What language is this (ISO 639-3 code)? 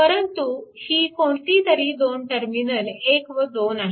mar